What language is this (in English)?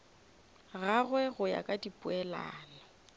Northern Sotho